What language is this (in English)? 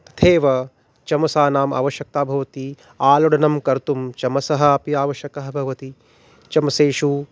Sanskrit